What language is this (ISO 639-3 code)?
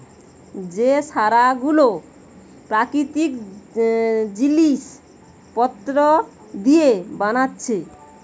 ben